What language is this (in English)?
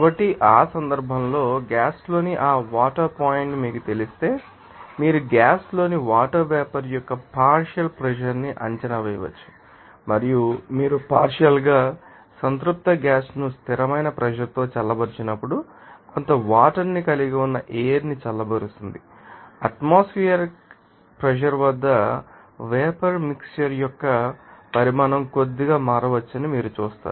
Telugu